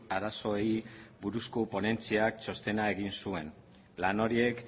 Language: Basque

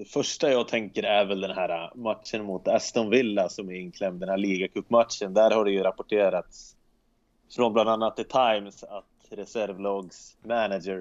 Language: Swedish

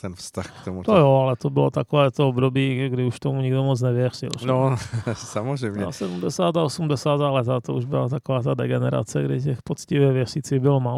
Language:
Czech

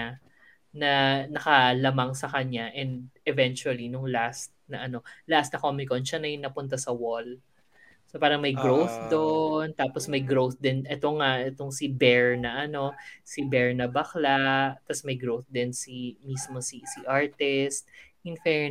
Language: Filipino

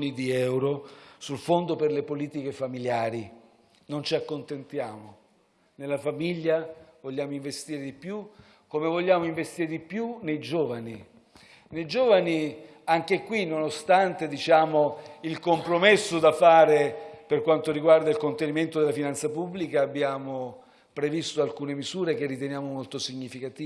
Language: Italian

